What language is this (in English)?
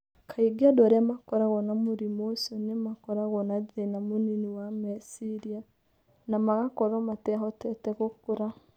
Kikuyu